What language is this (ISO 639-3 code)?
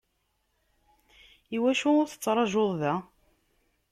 kab